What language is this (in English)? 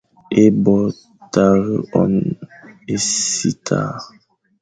Fang